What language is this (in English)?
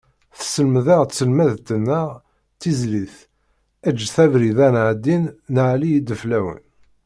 Kabyle